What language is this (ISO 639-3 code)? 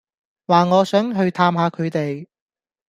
yue